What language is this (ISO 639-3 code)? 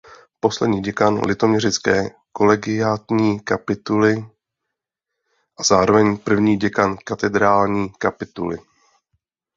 ces